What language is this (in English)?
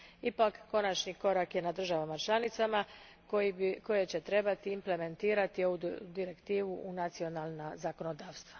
Croatian